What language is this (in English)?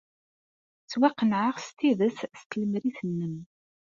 Kabyle